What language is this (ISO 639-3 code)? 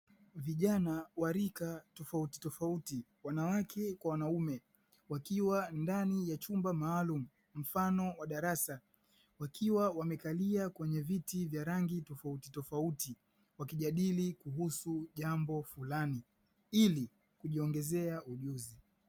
swa